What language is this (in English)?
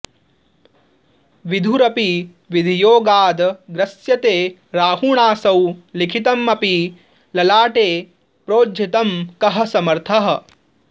Sanskrit